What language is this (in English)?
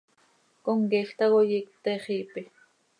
Seri